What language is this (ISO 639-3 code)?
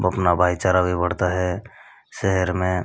hin